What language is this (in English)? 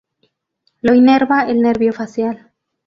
Spanish